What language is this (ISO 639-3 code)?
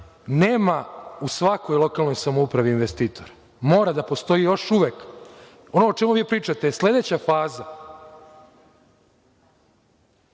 srp